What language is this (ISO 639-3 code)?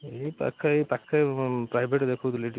ori